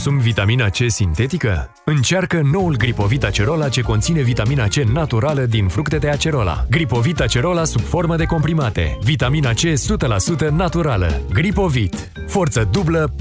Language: Romanian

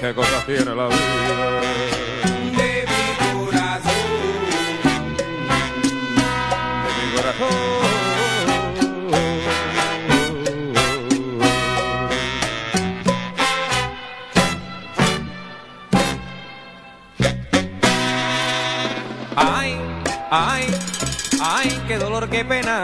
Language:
Spanish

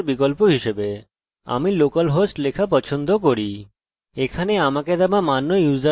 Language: Bangla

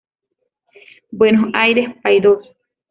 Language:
Spanish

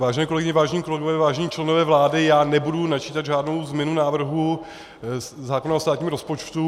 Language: Czech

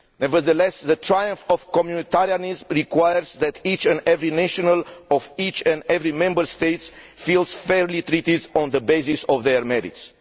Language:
English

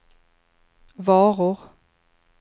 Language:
Swedish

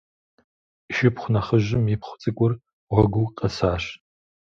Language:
Kabardian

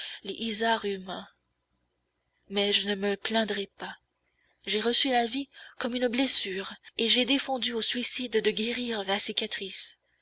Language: French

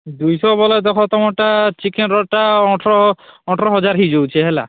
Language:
Odia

